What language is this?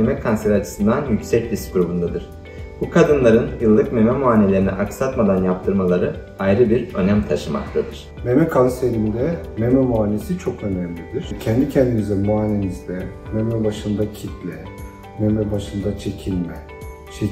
Turkish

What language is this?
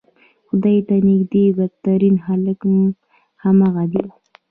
Pashto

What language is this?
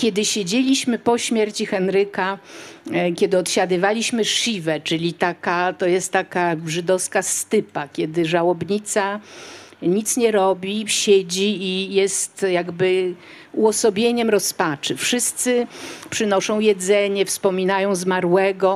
Polish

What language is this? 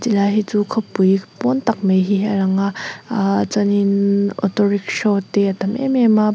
Mizo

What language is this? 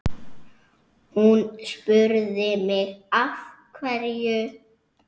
Icelandic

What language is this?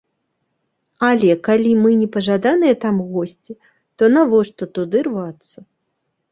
Belarusian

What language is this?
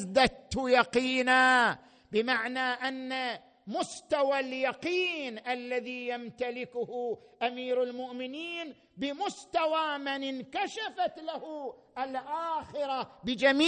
Arabic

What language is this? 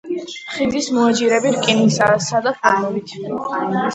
Georgian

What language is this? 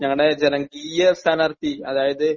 Malayalam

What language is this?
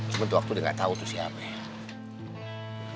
Indonesian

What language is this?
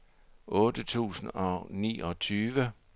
Danish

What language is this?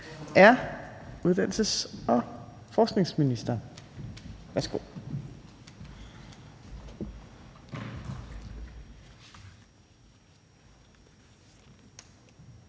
Danish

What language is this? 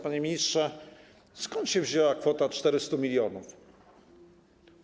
Polish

